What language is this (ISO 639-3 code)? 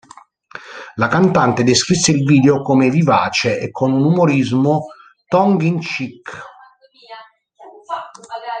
ita